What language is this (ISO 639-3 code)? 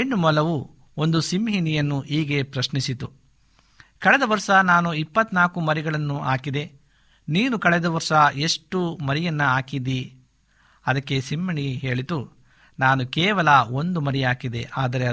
kan